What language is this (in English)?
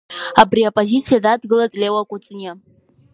Abkhazian